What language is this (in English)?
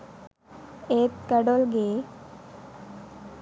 Sinhala